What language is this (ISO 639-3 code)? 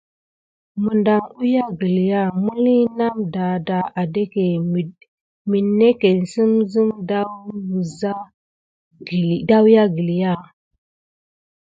gid